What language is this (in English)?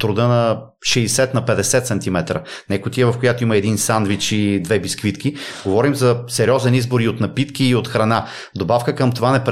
Bulgarian